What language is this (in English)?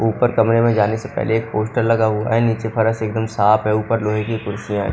Hindi